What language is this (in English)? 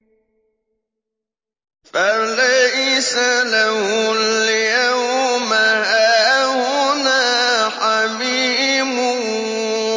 Arabic